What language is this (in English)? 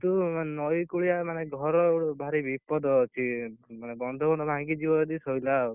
Odia